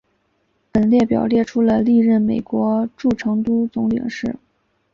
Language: Chinese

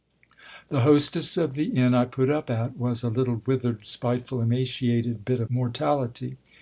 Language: English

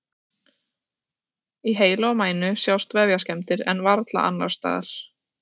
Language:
Icelandic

